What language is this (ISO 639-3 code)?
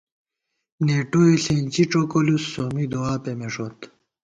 gwt